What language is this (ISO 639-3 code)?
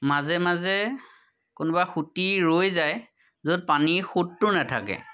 asm